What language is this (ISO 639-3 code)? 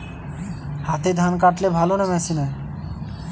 ben